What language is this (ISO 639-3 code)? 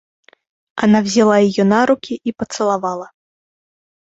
rus